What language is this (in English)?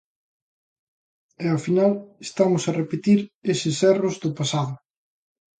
Galician